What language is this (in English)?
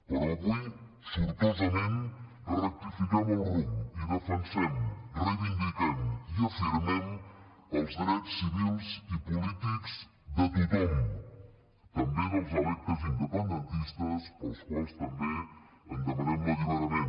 Catalan